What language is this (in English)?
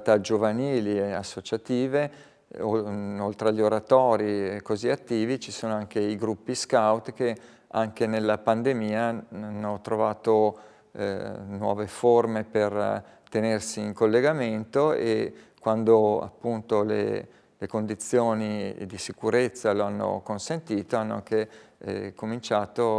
Italian